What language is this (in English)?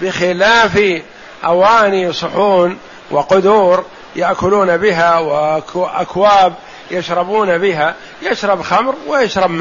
Arabic